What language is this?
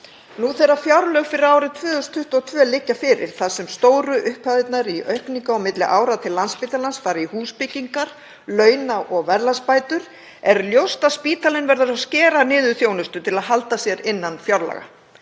Icelandic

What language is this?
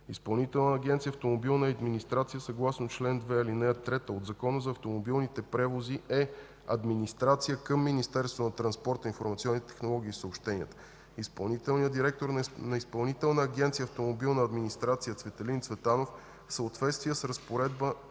Bulgarian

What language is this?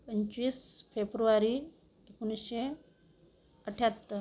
Marathi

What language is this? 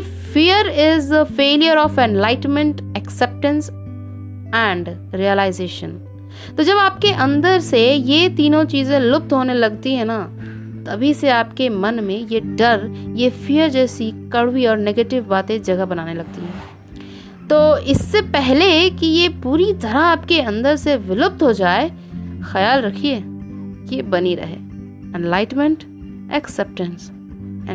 Hindi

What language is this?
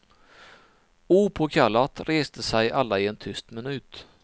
Swedish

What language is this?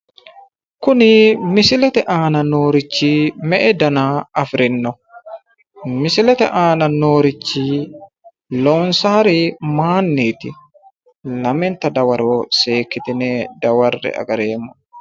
Sidamo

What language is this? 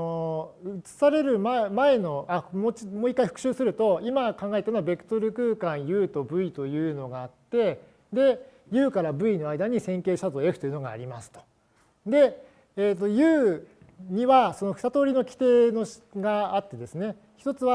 Japanese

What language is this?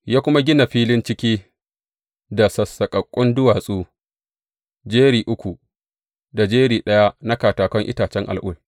Hausa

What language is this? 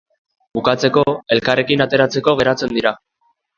Basque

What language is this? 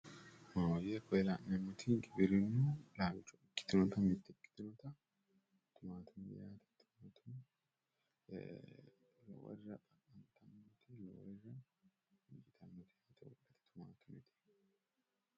Sidamo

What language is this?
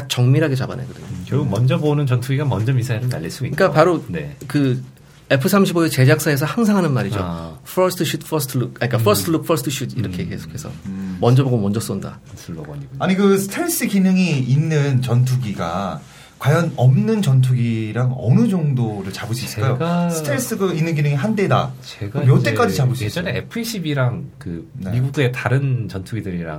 Korean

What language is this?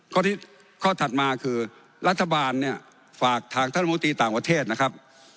Thai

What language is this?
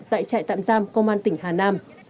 Vietnamese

